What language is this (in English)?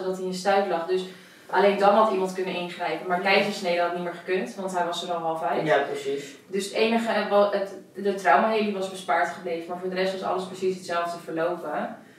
Dutch